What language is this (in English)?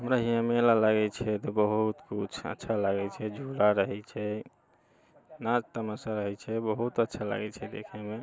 Maithili